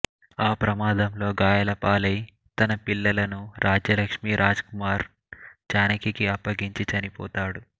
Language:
Telugu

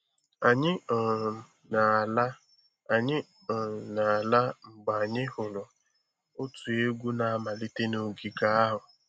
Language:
Igbo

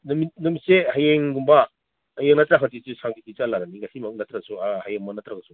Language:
Manipuri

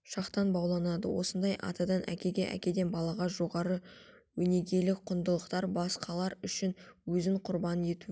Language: Kazakh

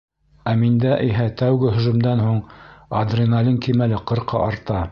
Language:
Bashkir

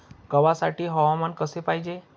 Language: Marathi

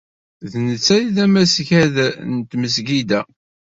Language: Kabyle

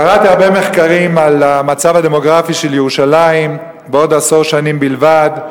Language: Hebrew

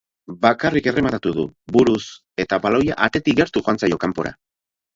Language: Basque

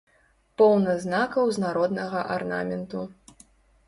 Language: Belarusian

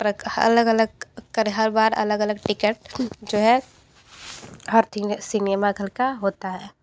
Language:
Hindi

